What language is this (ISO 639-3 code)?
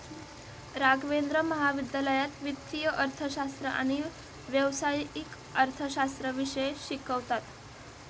mar